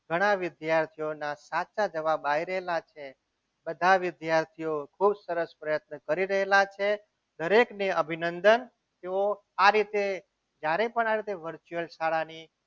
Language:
Gujarati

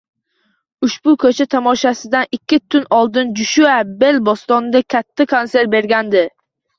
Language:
Uzbek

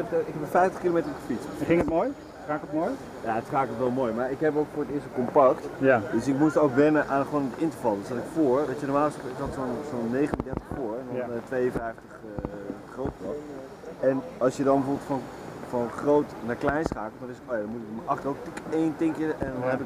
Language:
Dutch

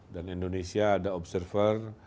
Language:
Indonesian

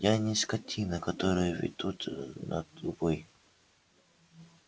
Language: Russian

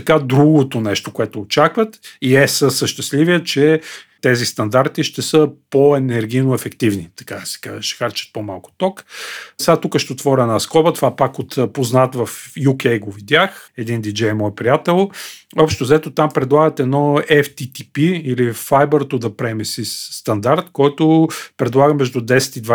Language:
Bulgarian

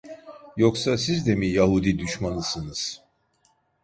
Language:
Turkish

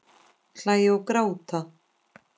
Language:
Icelandic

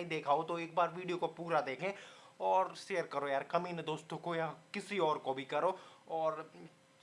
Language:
Hindi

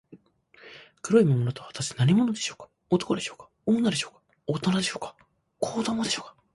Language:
Japanese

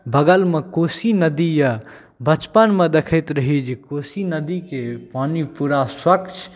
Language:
Maithili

